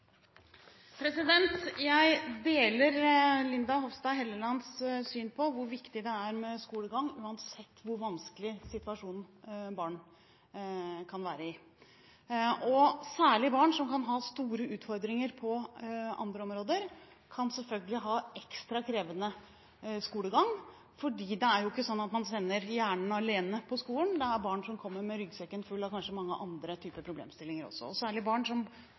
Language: Norwegian Bokmål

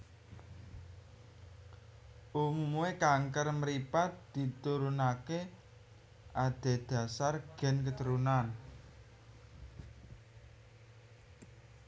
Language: Javanese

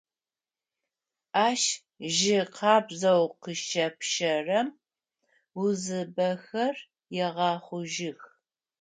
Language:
Adyghe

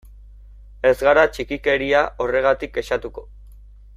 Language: Basque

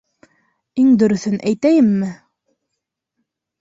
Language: Bashkir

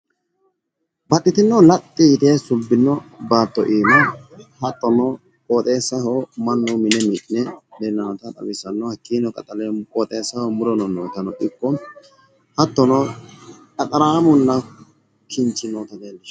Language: Sidamo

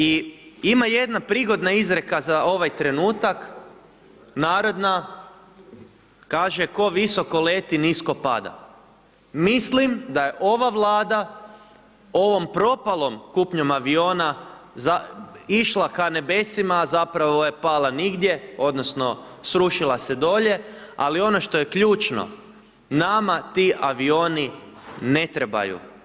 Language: Croatian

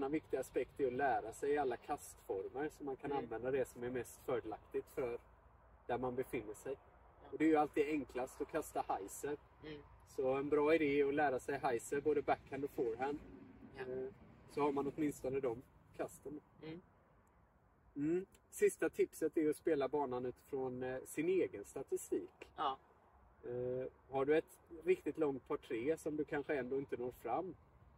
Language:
Swedish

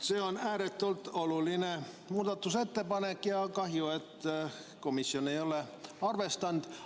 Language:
Estonian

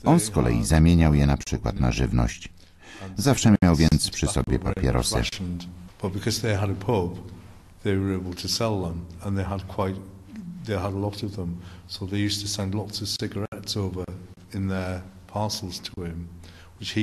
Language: Polish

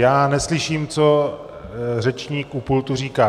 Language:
Czech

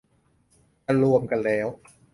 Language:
Thai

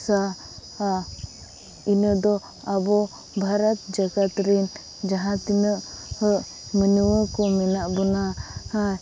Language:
Santali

